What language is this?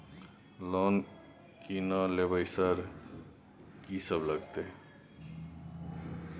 Maithili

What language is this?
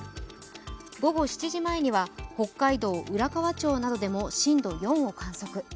Japanese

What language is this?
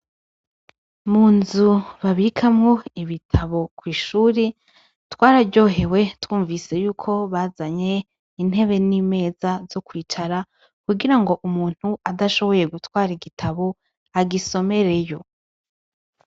Rundi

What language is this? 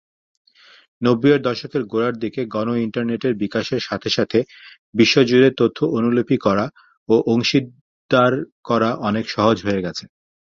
Bangla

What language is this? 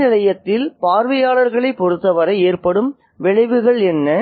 Tamil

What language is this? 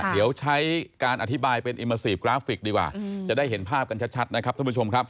Thai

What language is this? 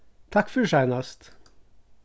Faroese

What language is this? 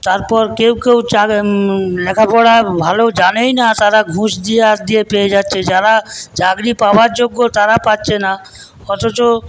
Bangla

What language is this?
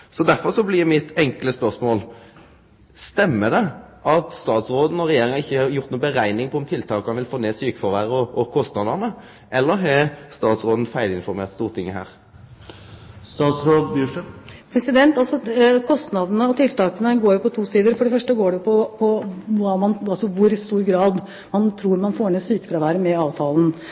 Norwegian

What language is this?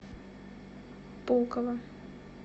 Russian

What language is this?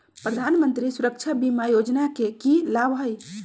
Magahi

